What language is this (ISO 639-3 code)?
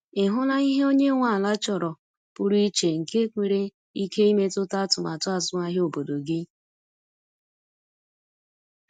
ibo